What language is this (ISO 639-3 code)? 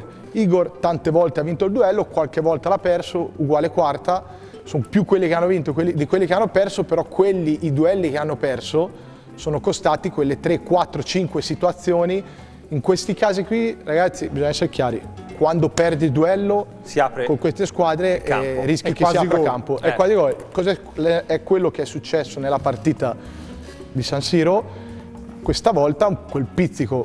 ita